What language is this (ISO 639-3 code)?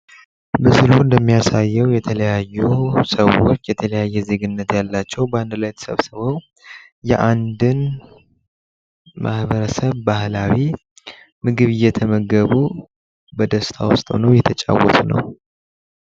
amh